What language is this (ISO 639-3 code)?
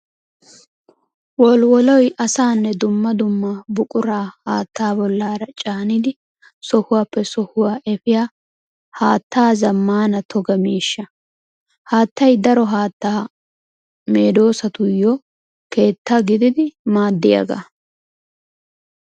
wal